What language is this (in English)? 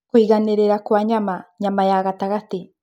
Kikuyu